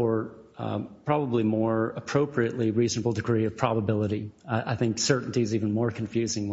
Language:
English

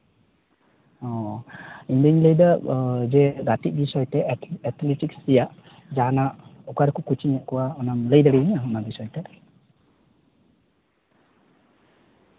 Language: Santali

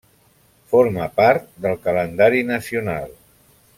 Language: Catalan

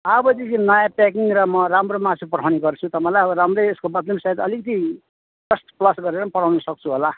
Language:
Nepali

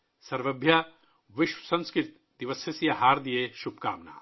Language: Urdu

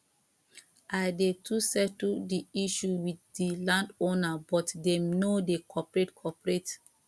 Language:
Nigerian Pidgin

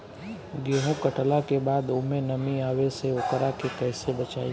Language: Bhojpuri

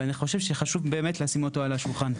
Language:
Hebrew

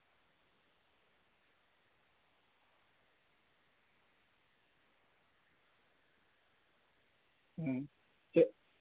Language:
Dogri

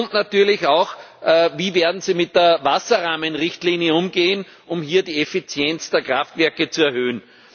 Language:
German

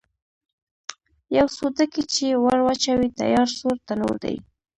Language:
Pashto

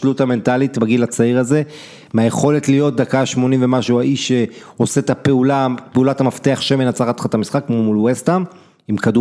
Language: Hebrew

